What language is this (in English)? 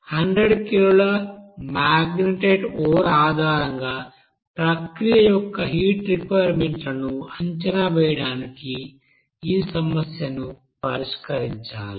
Telugu